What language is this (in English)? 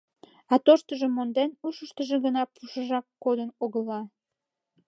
Mari